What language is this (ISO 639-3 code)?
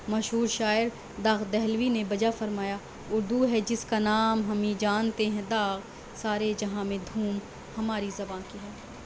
urd